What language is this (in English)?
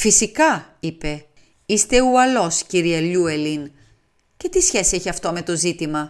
Greek